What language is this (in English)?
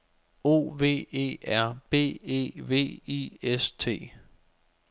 Danish